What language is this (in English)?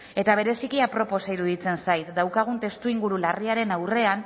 Basque